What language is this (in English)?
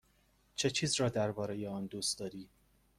Persian